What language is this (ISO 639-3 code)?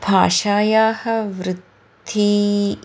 san